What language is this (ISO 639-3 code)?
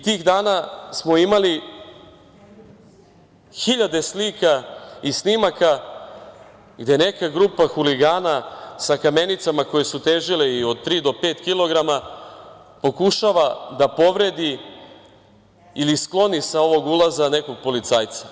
srp